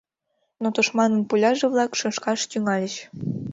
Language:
Mari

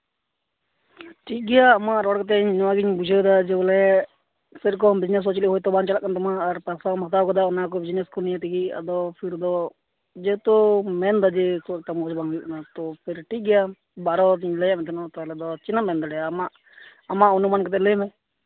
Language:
Santali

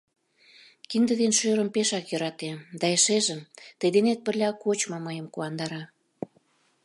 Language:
Mari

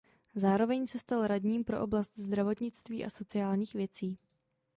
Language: Czech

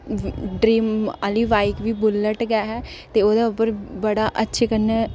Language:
Dogri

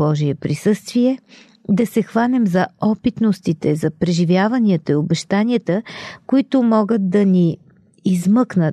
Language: Bulgarian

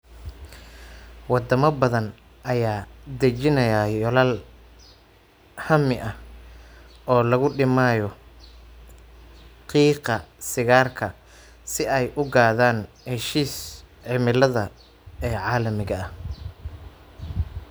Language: Somali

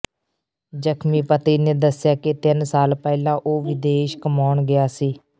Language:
Punjabi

